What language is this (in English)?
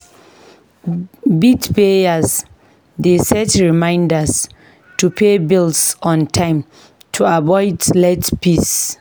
Nigerian Pidgin